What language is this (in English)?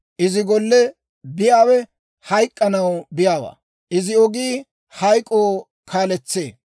Dawro